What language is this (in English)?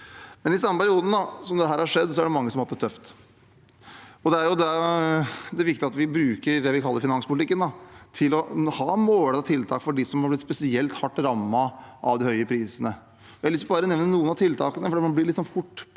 Norwegian